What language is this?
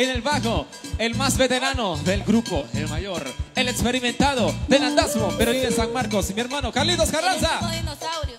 Spanish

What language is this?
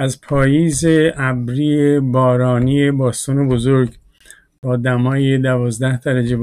Persian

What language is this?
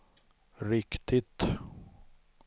Swedish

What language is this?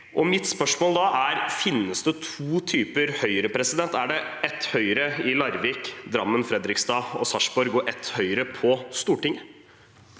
Norwegian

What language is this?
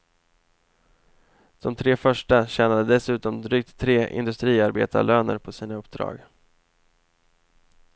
Swedish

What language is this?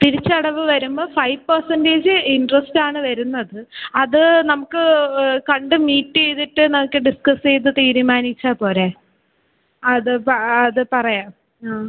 Malayalam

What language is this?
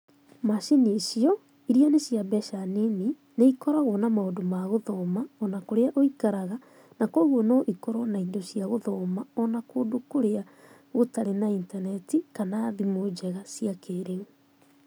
Kikuyu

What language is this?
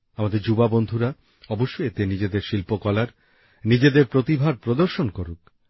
Bangla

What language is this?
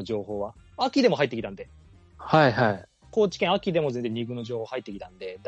Japanese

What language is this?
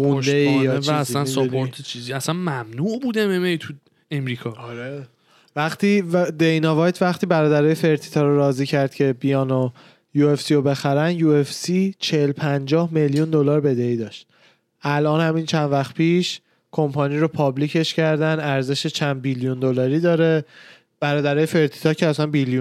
Persian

